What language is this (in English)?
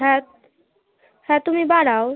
Bangla